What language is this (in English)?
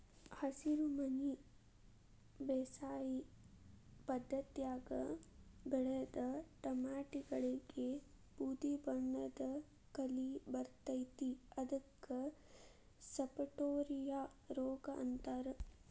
Kannada